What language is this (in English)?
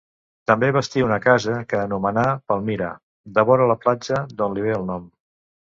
Catalan